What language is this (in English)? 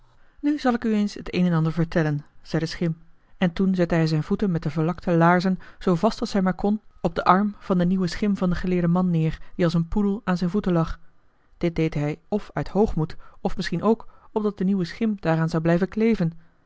Dutch